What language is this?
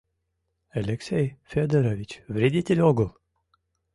Mari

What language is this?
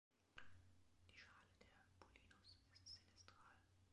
German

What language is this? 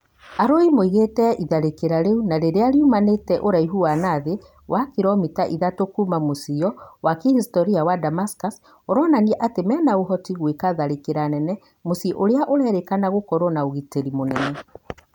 Kikuyu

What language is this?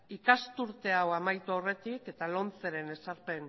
Basque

